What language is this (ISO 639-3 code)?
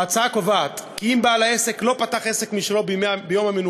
heb